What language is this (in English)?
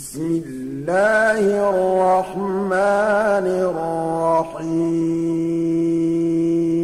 Arabic